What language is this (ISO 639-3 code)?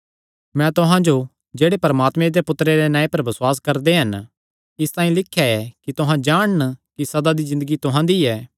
xnr